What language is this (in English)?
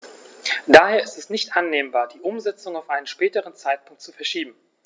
German